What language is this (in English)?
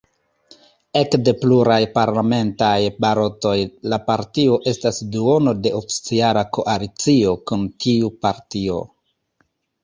Esperanto